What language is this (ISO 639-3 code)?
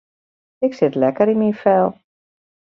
fry